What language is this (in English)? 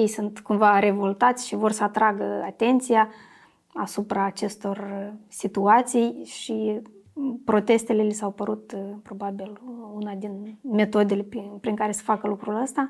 Romanian